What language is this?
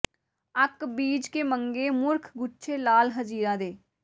Punjabi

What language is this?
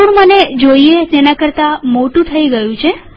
Gujarati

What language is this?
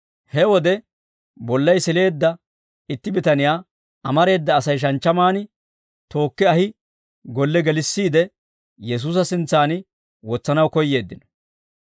Dawro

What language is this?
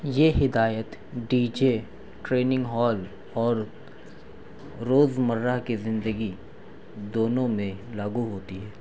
Urdu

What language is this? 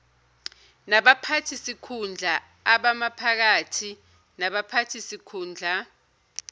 Zulu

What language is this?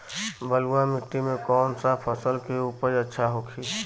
Bhojpuri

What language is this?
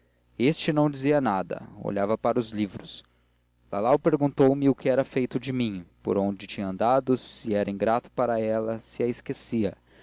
Portuguese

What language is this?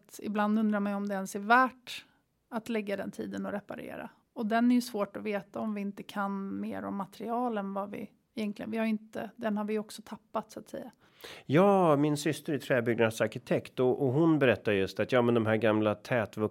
Swedish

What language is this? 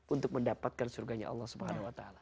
Indonesian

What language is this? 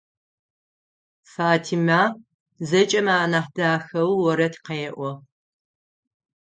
Adyghe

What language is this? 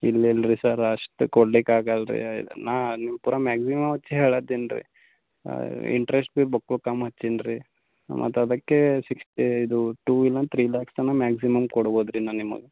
Kannada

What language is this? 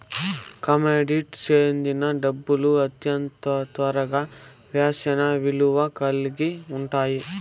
Telugu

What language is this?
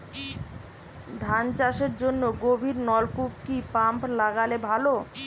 Bangla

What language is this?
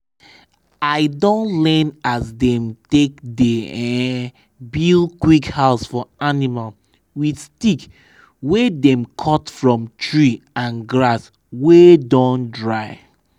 Nigerian Pidgin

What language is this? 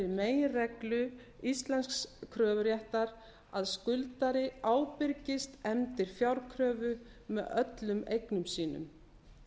Icelandic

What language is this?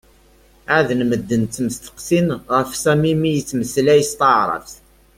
Kabyle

